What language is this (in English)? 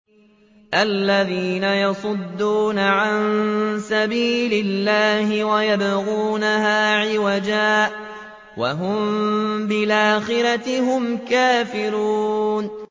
Arabic